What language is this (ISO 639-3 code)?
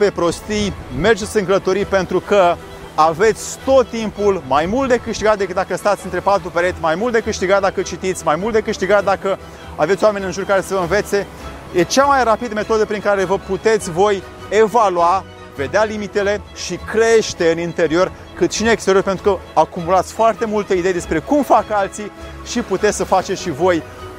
ron